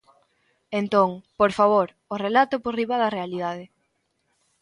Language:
Galician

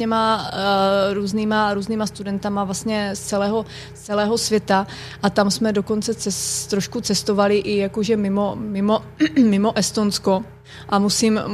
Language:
Czech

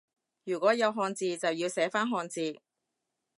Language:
Cantonese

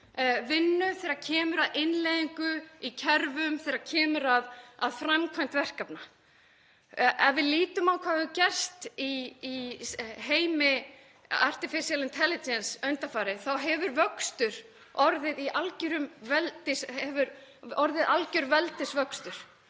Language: Icelandic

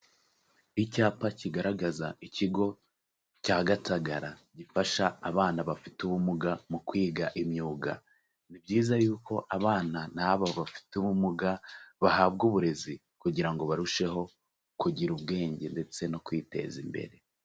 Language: Kinyarwanda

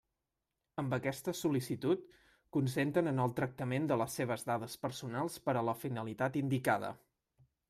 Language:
Catalan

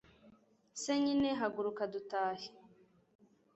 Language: Kinyarwanda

